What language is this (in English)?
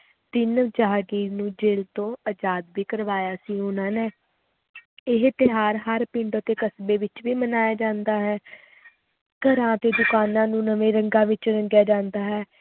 Punjabi